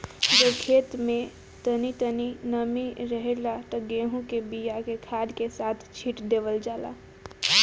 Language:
Bhojpuri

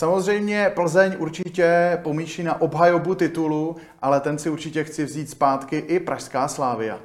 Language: Czech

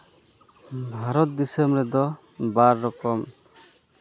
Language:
Santali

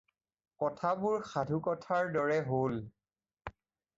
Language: Assamese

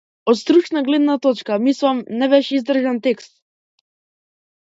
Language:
Macedonian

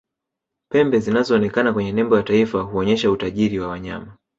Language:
Swahili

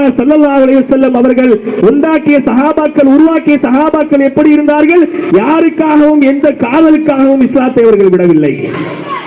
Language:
Tamil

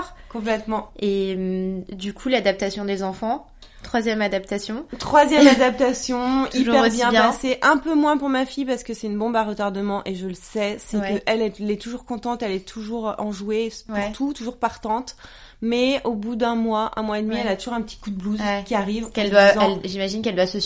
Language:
French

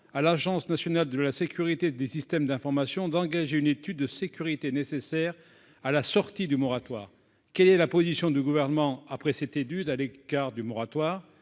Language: French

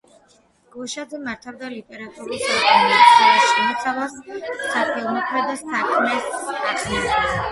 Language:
Georgian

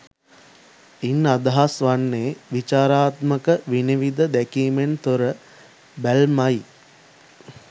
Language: Sinhala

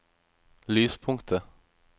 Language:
Norwegian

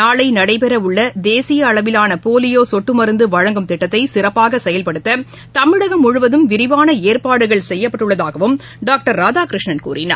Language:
Tamil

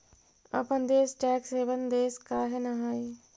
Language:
Magahi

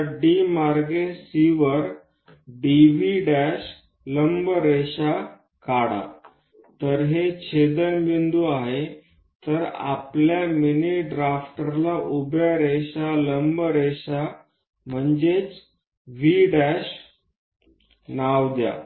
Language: Marathi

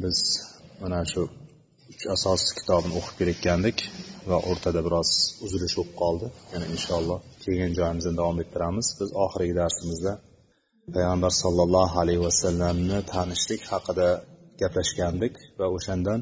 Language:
Bulgarian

